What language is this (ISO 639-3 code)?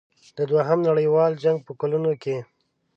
pus